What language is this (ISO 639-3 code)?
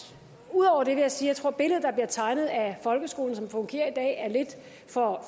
dan